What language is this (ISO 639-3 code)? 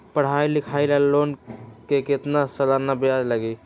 mag